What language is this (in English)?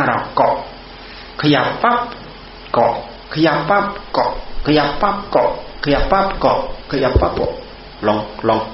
Thai